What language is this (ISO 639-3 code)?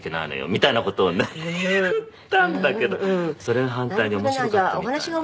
jpn